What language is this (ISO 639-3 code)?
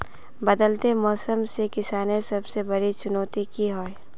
mag